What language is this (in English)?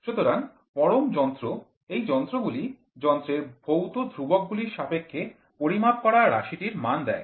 Bangla